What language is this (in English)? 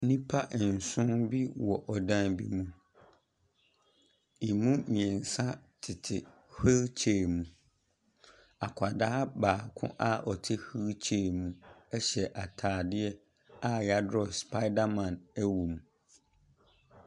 Akan